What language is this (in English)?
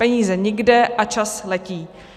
Czech